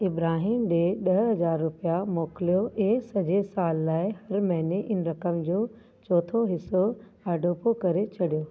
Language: Sindhi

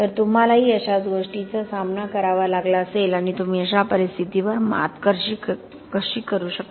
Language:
Marathi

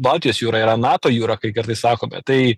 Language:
Lithuanian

